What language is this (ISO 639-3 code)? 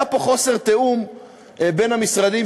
heb